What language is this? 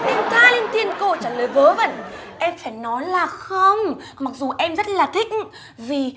Vietnamese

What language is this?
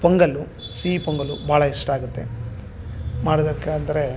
Kannada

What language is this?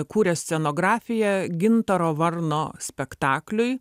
Lithuanian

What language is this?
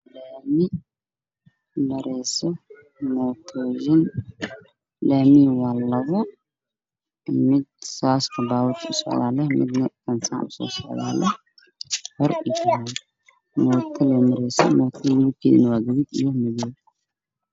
Somali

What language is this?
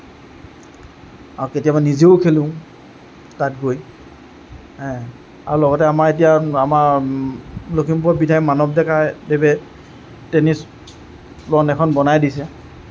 Assamese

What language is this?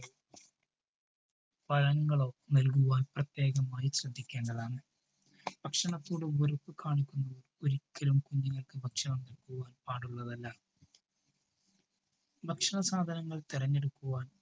Malayalam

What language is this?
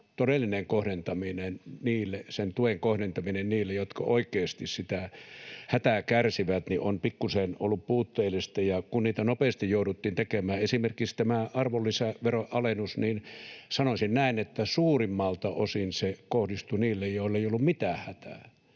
Finnish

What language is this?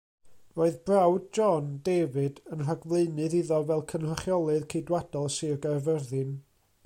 Welsh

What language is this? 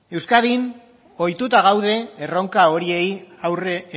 Basque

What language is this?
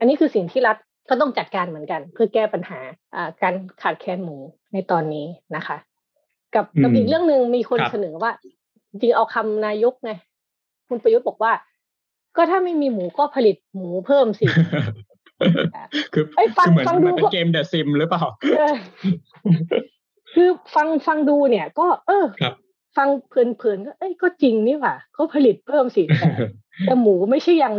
Thai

